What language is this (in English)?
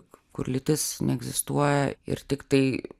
Lithuanian